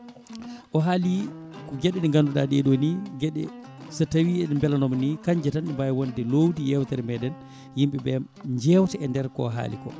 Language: Fula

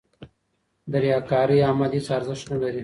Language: Pashto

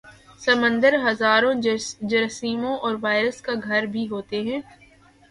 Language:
Urdu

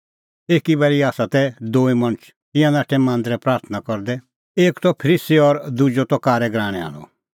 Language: Kullu Pahari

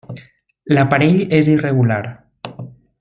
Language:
Catalan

